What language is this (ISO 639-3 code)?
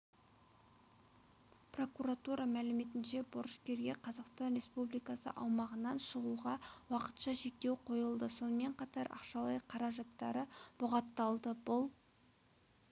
kaz